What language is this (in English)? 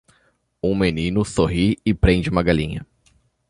Portuguese